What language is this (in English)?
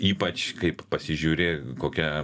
Lithuanian